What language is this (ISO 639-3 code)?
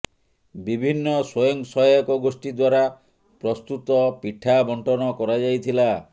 ori